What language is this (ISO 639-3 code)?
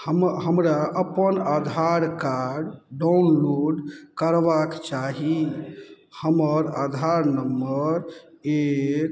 mai